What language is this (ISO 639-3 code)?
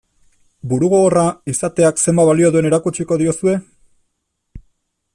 eus